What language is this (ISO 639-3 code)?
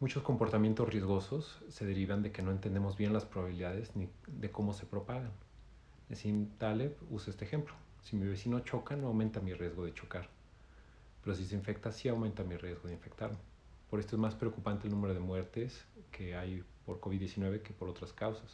spa